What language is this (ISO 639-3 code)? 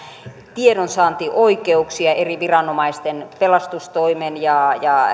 fin